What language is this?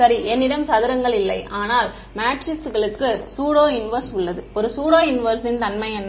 Tamil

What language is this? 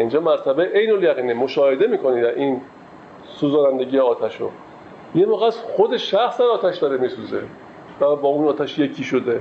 Persian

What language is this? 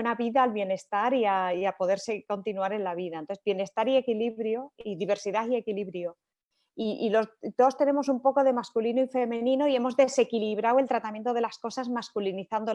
Spanish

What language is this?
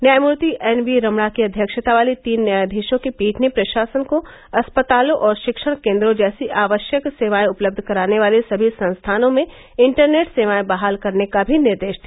Hindi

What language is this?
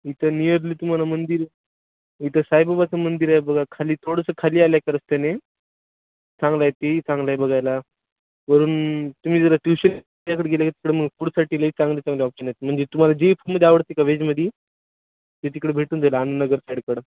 Marathi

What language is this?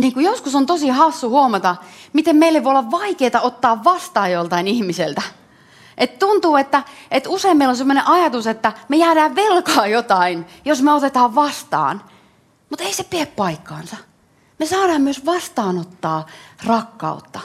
Finnish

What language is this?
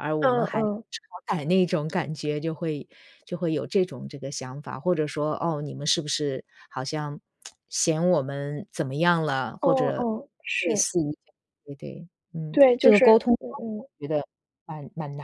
Chinese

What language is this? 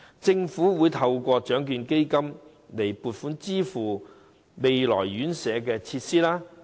Cantonese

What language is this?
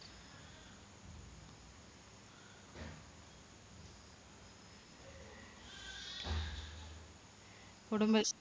Malayalam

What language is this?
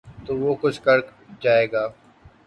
Urdu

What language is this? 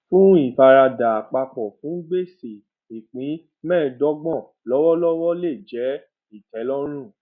Yoruba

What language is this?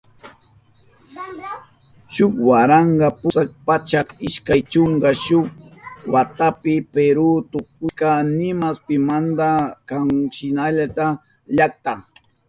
Southern Pastaza Quechua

